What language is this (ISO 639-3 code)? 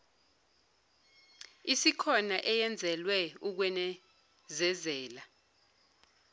zul